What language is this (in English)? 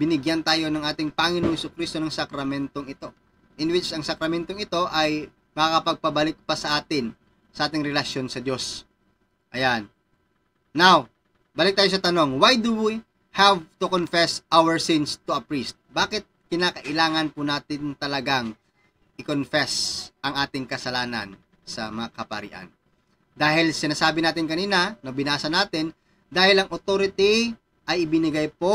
Filipino